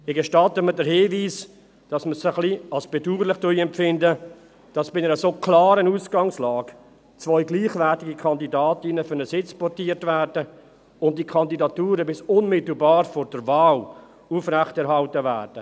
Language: Swiss German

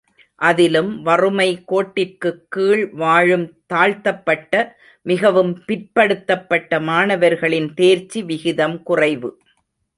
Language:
Tamil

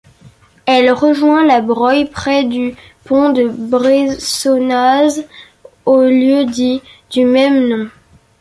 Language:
French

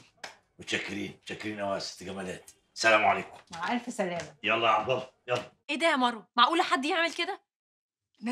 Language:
Arabic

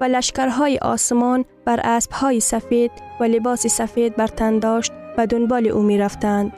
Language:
Persian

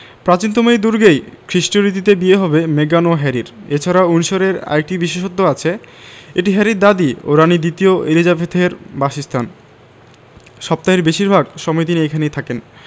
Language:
Bangla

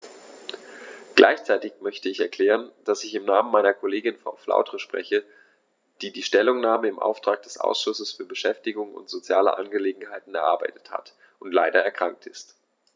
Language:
German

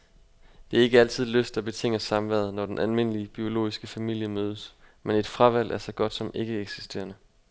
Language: Danish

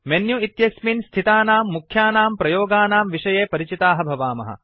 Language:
Sanskrit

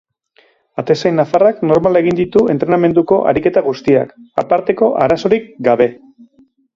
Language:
Basque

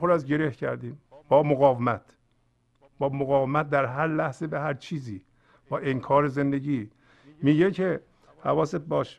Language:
Persian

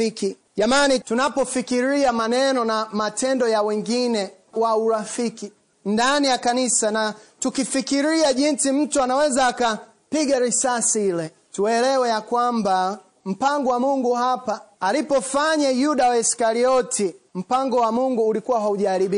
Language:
Swahili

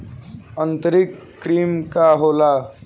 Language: Bhojpuri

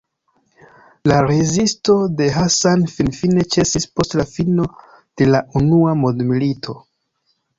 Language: Esperanto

